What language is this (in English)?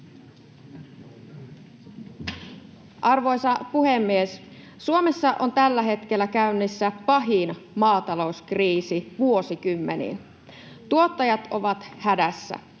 Finnish